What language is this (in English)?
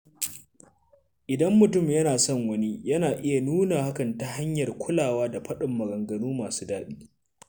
Hausa